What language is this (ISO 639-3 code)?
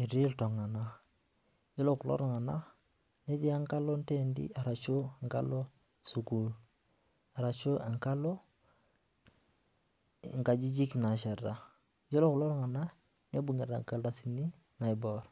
mas